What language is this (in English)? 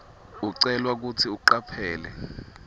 Swati